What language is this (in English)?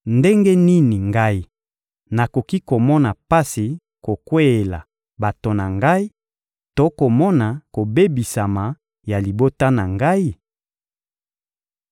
Lingala